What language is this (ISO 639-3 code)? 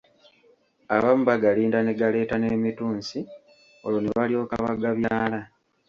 lug